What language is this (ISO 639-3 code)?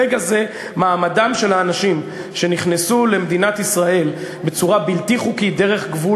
heb